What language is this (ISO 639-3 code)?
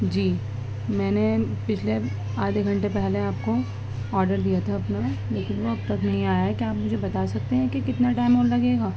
urd